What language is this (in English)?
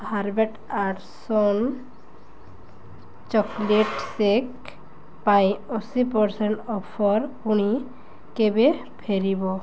Odia